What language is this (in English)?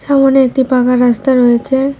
Bangla